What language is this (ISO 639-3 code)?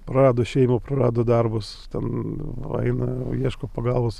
lit